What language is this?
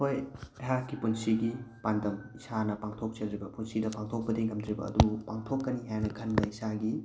Manipuri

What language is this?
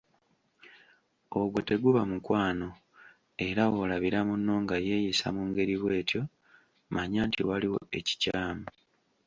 Ganda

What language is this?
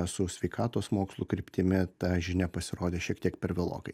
Lithuanian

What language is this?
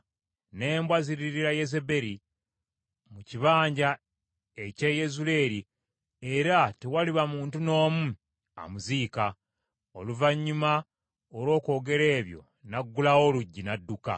Ganda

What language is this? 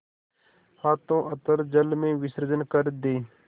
Hindi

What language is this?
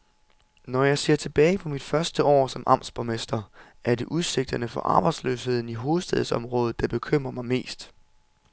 Danish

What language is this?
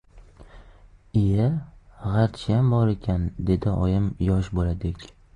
Uzbek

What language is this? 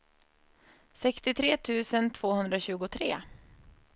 Swedish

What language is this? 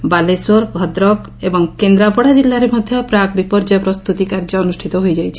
Odia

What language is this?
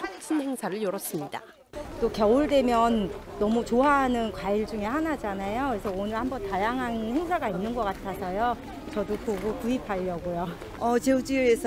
Korean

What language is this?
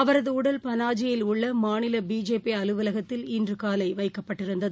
Tamil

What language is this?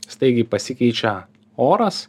Lithuanian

